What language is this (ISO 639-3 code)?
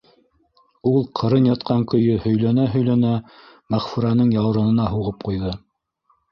bak